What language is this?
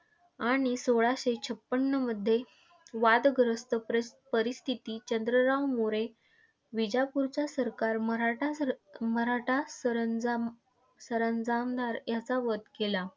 Marathi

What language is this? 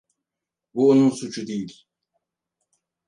Turkish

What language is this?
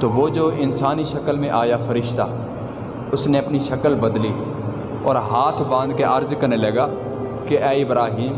Urdu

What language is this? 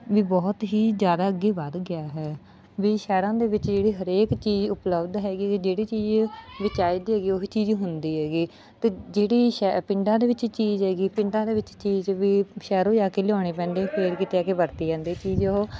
Punjabi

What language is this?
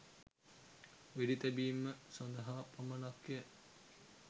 Sinhala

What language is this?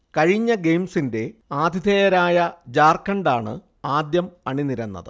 Malayalam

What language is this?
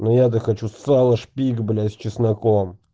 Russian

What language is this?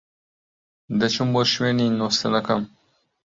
Central Kurdish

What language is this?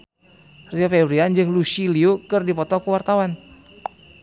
Sundanese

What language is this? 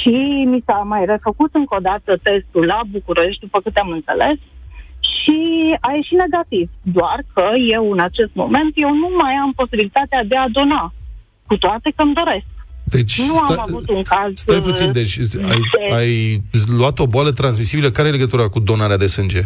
Romanian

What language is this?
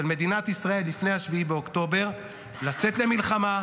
Hebrew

